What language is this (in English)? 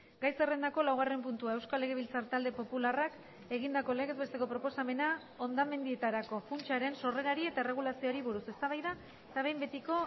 Basque